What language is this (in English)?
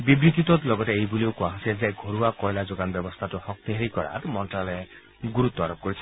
Assamese